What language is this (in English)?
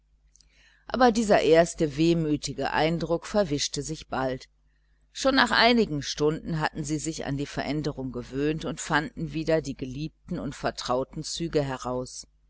German